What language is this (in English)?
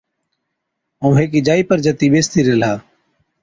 Od